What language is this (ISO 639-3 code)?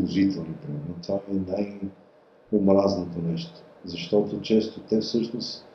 bul